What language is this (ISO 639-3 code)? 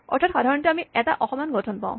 asm